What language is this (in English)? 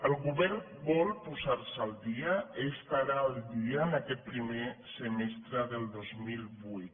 Catalan